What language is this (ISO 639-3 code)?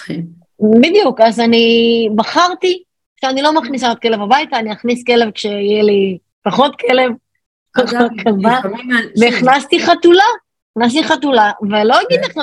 heb